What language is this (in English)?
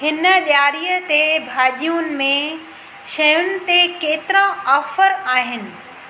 Sindhi